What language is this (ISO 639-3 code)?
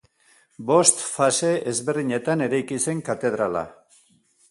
eus